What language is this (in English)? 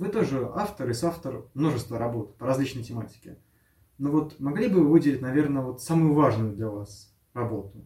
Russian